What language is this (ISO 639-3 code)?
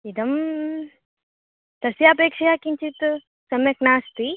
san